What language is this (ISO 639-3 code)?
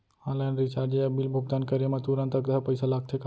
hne